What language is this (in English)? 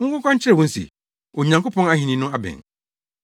Akan